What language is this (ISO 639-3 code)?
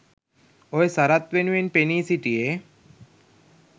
sin